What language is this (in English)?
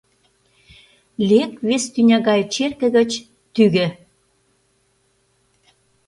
Mari